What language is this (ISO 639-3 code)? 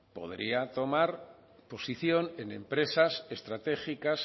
spa